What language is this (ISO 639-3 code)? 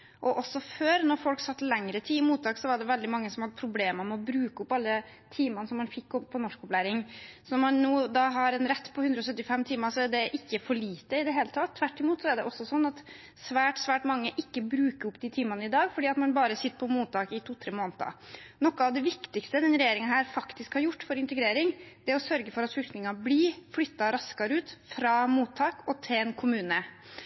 nob